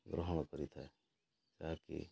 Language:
Odia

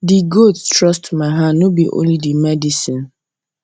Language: Nigerian Pidgin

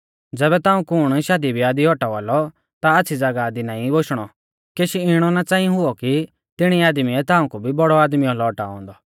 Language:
Mahasu Pahari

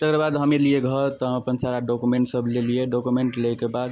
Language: Maithili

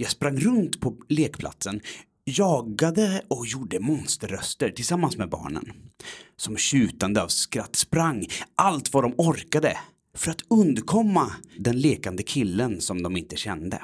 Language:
Swedish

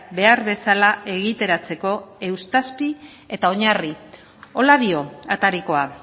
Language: Basque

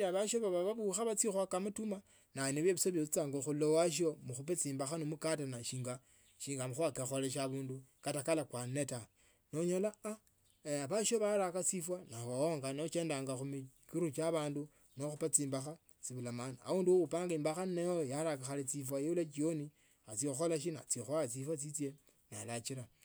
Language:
Tsotso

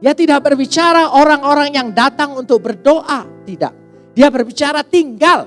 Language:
Indonesian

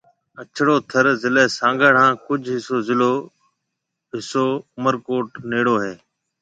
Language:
Marwari (Pakistan)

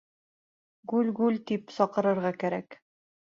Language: Bashkir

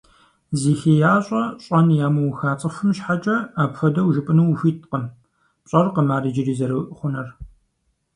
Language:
Kabardian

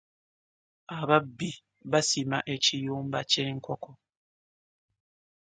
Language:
Ganda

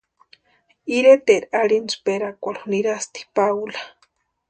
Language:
Western Highland Purepecha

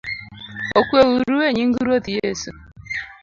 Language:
Luo (Kenya and Tanzania)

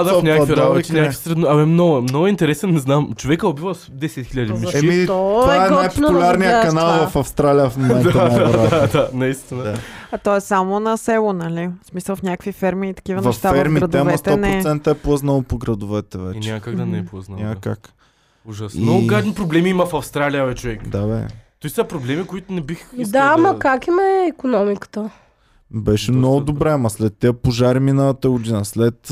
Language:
Bulgarian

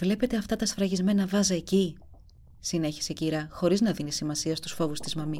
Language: Greek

